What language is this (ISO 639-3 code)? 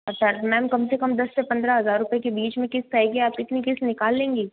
hin